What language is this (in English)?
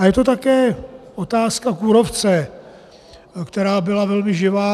Czech